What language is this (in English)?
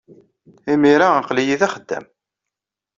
Kabyle